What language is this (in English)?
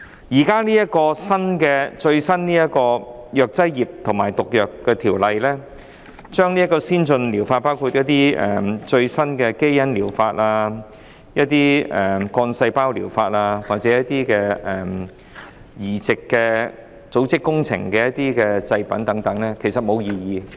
Cantonese